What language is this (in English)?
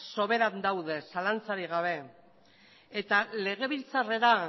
Basque